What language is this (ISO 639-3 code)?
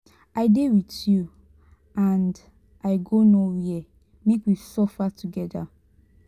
pcm